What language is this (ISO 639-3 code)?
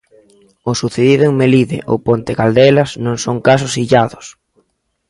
glg